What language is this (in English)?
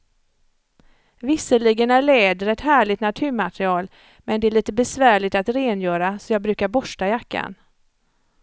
Swedish